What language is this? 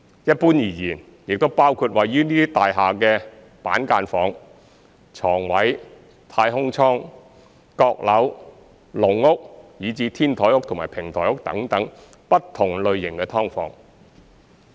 Cantonese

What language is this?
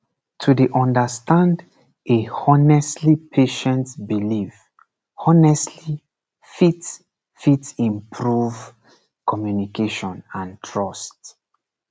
Nigerian Pidgin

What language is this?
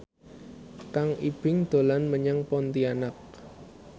Javanese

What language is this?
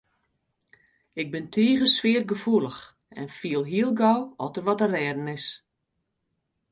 Western Frisian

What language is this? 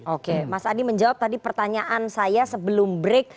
Indonesian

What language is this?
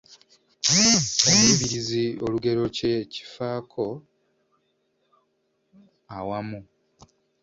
Ganda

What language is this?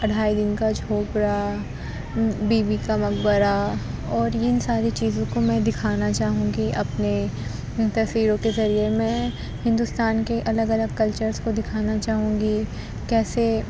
Urdu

